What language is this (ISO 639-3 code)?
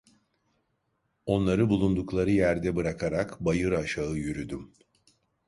tur